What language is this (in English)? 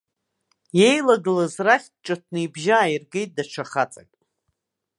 Abkhazian